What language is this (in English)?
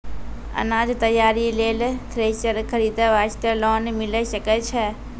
Maithili